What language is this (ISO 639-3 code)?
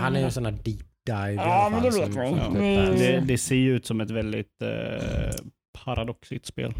swe